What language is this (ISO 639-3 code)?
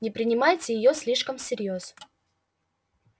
rus